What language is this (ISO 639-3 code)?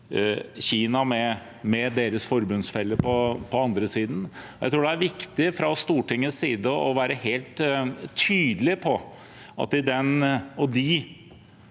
nor